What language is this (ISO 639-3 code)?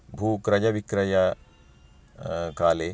san